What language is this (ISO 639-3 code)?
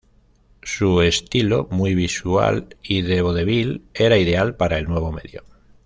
spa